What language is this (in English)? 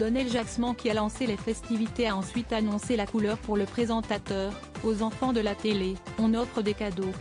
French